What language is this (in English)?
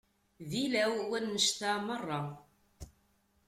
Kabyle